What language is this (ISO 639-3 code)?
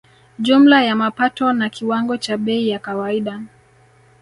swa